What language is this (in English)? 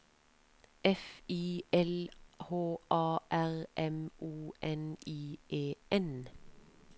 Norwegian